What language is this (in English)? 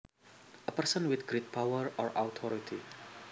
Javanese